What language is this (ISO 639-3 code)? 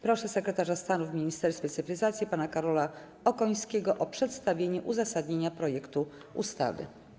pol